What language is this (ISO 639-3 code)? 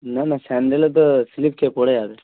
ben